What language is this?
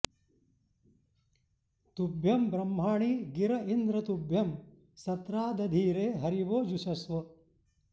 Sanskrit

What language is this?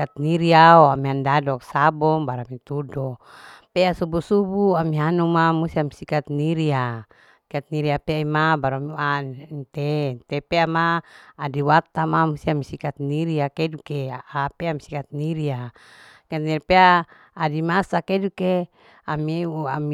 Larike-Wakasihu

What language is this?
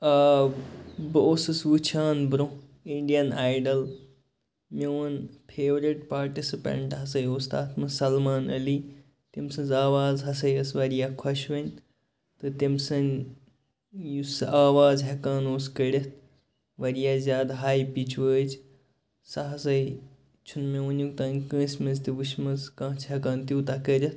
Kashmiri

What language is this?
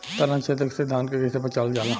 Bhojpuri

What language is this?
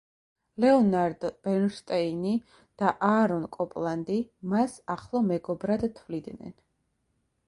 Georgian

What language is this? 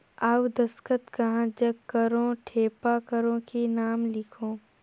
Chhattisgarhi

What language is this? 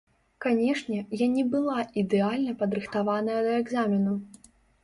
Belarusian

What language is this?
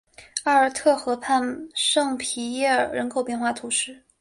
Chinese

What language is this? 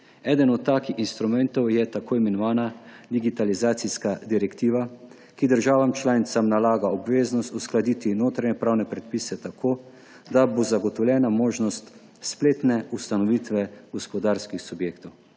Slovenian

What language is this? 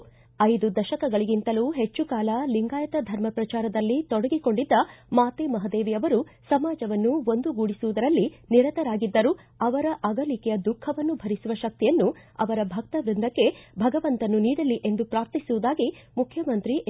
Kannada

